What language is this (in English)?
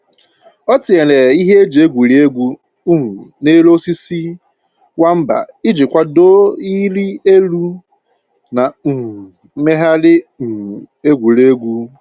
Igbo